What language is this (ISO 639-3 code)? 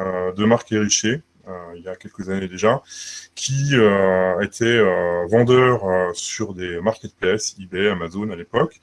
fra